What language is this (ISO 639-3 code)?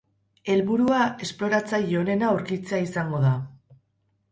eus